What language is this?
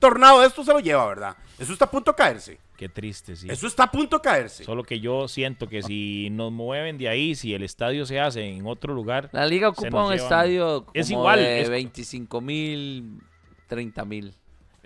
Spanish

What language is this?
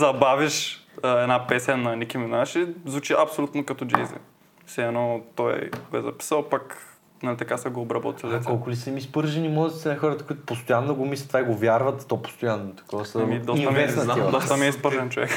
Bulgarian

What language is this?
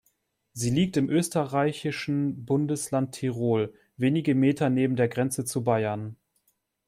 German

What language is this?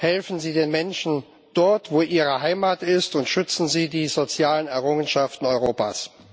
German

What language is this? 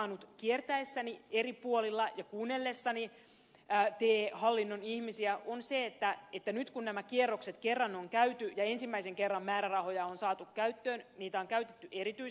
Finnish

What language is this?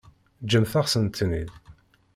Kabyle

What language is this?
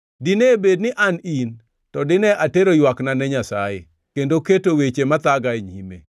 Luo (Kenya and Tanzania)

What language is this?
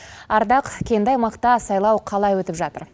Kazakh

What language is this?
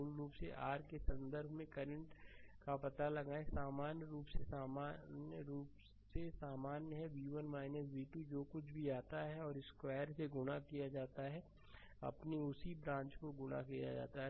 Hindi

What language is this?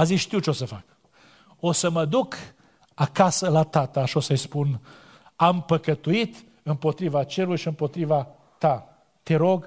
Romanian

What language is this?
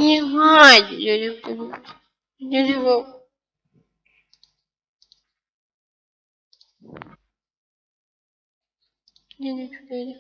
Russian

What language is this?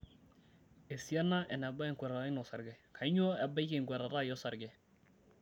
Masai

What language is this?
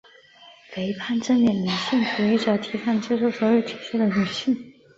Chinese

